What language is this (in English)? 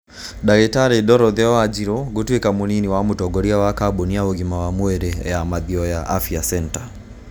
Kikuyu